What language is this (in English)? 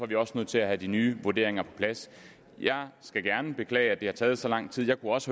Danish